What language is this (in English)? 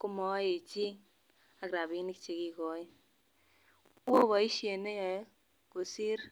Kalenjin